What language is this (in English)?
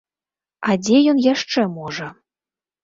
Belarusian